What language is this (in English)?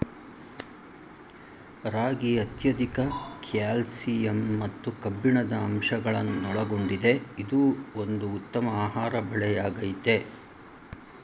Kannada